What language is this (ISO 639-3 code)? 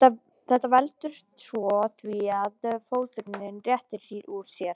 isl